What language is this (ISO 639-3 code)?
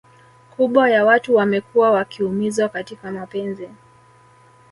swa